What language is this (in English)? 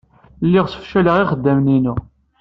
Kabyle